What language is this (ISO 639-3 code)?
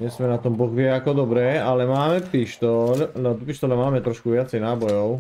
ces